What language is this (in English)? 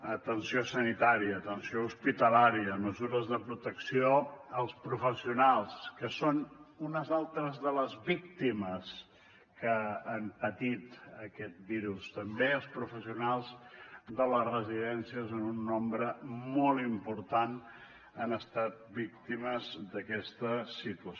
Catalan